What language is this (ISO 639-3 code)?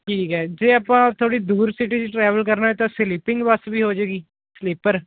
pan